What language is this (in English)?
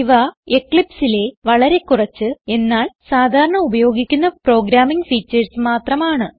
Malayalam